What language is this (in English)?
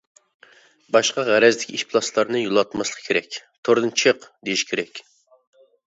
Uyghur